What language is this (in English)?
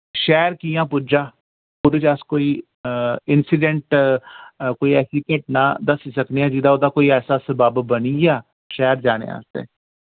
Dogri